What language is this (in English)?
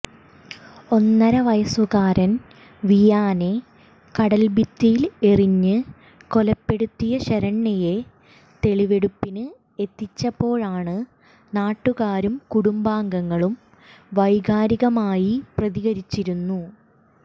Malayalam